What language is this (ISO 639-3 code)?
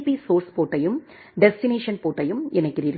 tam